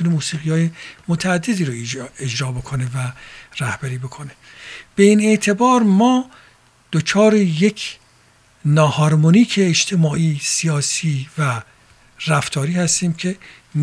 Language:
Persian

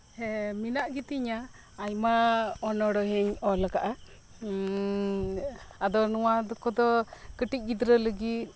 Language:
Santali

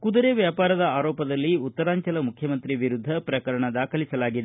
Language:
Kannada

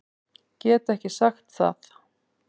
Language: Icelandic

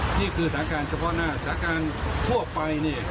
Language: Thai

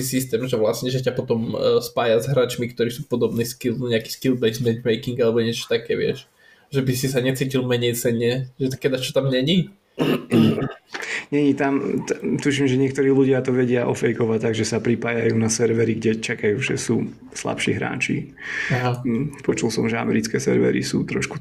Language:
Slovak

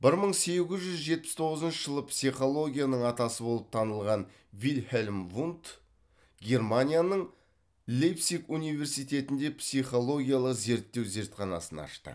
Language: Kazakh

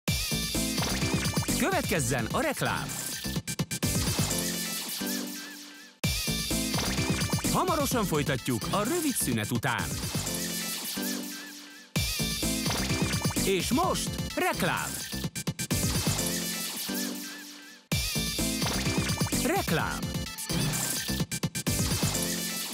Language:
Hungarian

